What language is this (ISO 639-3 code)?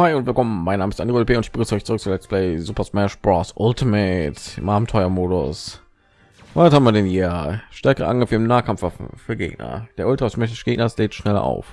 deu